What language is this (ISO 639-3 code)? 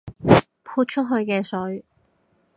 yue